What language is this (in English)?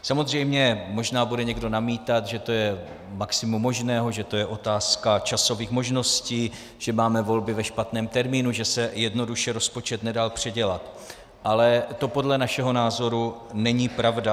Czech